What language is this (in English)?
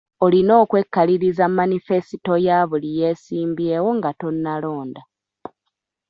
Ganda